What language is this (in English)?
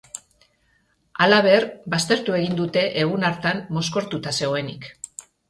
Basque